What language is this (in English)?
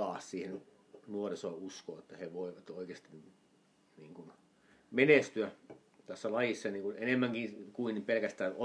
Finnish